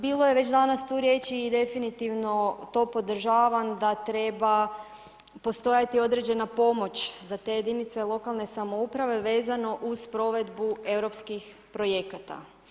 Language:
Croatian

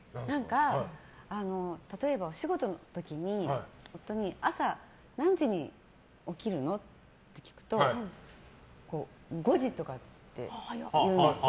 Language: Japanese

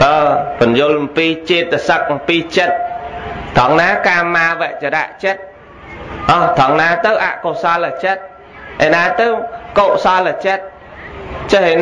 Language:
Vietnamese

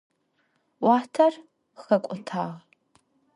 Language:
Adyghe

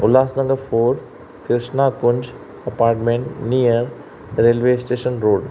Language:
Sindhi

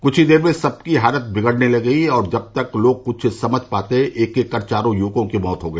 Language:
Hindi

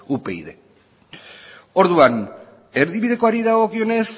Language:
Basque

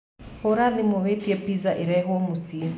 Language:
Kikuyu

